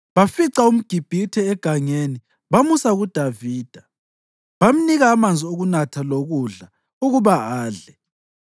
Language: North Ndebele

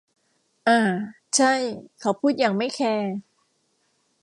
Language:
Thai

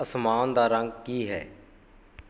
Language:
Punjabi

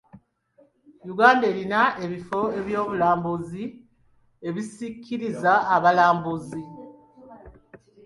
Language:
Ganda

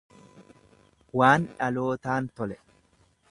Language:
Oromo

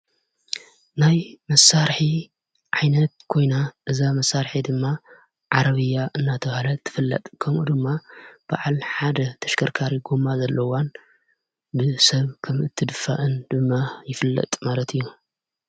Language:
Tigrinya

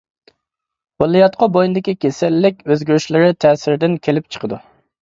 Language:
Uyghur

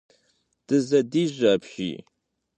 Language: Kabardian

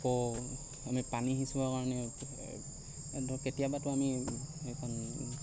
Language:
Assamese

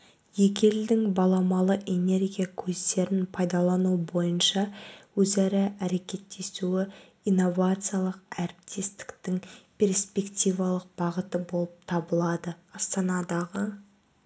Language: Kazakh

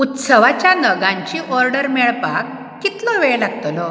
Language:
Konkani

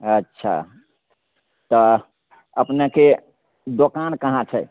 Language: Maithili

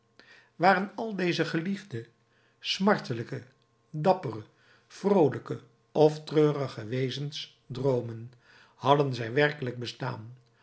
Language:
Dutch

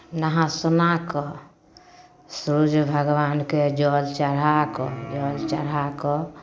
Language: Maithili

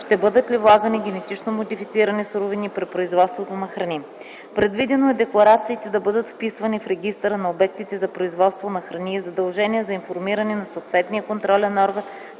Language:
Bulgarian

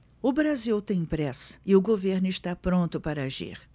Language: Portuguese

